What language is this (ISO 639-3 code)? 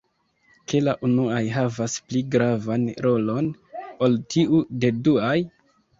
epo